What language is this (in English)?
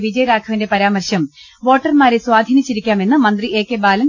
Malayalam